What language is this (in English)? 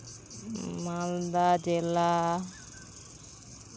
Santali